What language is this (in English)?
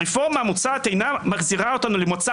Hebrew